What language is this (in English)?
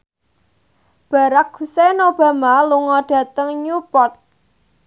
Javanese